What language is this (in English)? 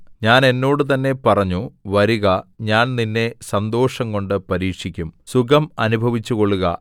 Malayalam